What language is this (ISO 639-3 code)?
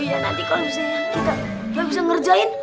ind